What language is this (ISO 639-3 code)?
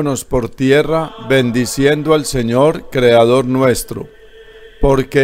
spa